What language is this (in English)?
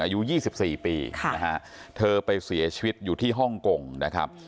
Thai